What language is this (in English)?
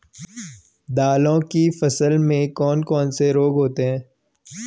Hindi